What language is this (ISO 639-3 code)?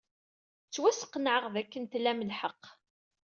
kab